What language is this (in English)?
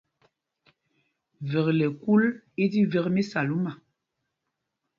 Mpumpong